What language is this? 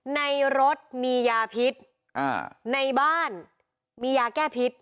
Thai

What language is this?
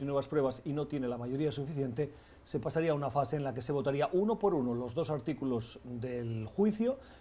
Spanish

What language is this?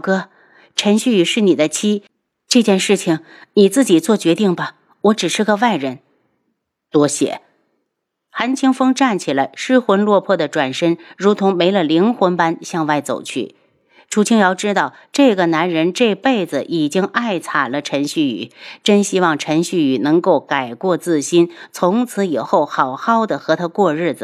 Chinese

